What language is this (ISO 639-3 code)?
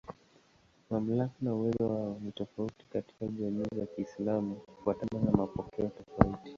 swa